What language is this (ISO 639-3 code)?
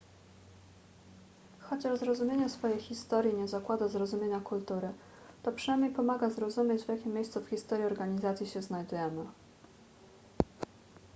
pol